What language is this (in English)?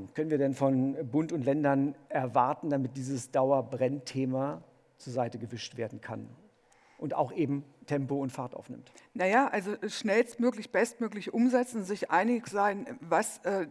German